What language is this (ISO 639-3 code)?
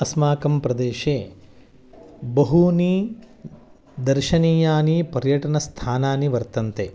san